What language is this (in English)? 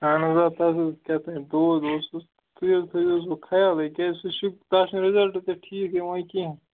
Kashmiri